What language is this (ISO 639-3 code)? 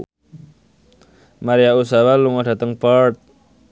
jav